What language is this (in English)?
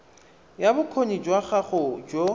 Tswana